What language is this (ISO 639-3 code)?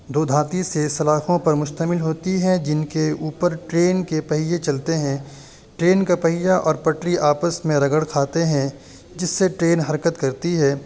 urd